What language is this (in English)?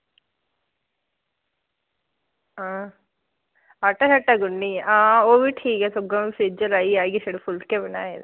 Dogri